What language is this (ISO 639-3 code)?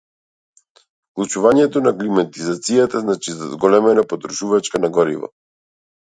mkd